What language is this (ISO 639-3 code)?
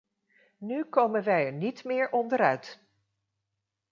nld